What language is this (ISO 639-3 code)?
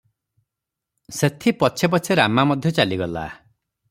ori